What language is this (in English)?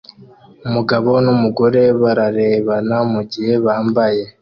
Kinyarwanda